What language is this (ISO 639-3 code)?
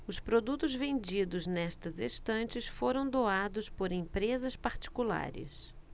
por